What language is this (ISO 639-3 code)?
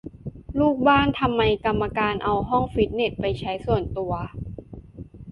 tha